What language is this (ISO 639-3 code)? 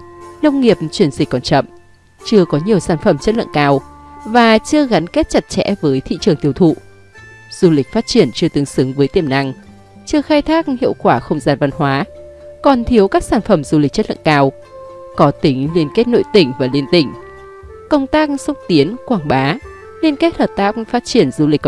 vie